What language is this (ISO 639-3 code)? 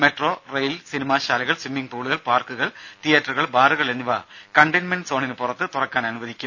mal